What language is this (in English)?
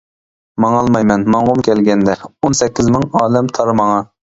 Uyghur